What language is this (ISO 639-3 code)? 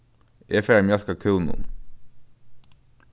fao